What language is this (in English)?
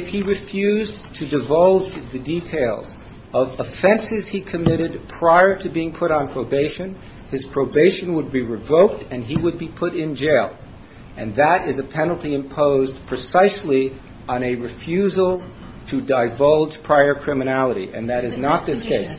English